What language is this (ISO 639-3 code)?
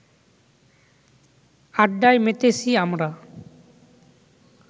ben